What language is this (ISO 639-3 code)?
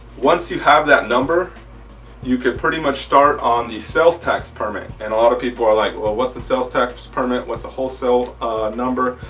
eng